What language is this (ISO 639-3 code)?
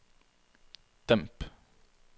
nor